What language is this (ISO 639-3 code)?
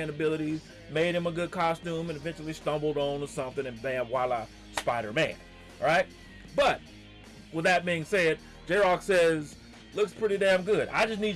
eng